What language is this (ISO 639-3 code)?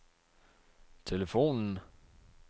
dan